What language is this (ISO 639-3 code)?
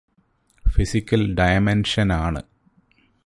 mal